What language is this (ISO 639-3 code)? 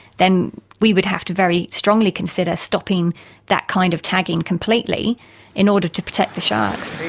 eng